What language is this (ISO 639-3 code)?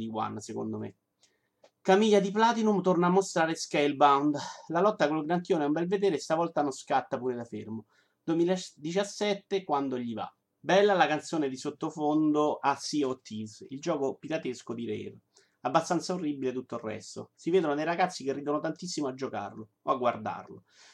ita